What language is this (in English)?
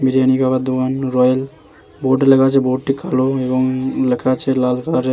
Bangla